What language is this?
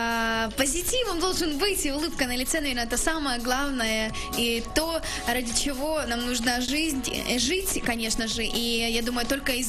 Russian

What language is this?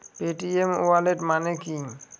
Bangla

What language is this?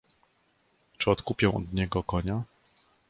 Polish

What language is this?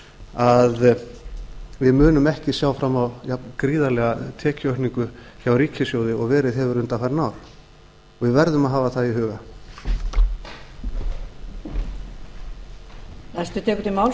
Icelandic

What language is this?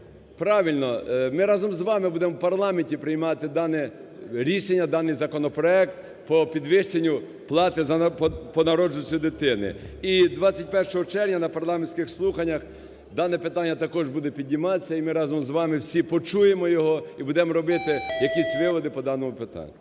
Ukrainian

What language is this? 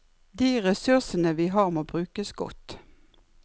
Norwegian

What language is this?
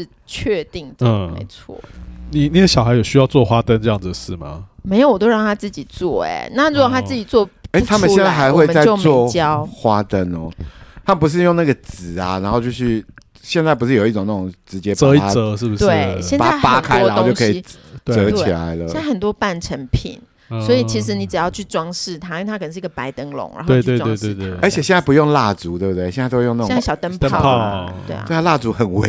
Chinese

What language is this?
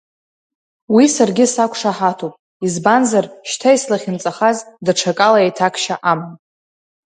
Abkhazian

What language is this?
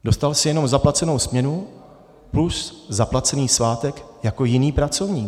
Czech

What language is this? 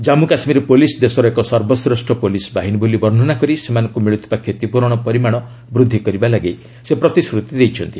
Odia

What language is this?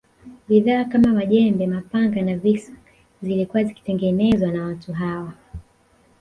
Swahili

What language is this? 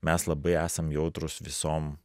Lithuanian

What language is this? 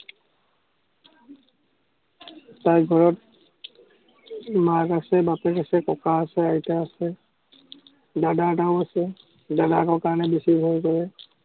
Assamese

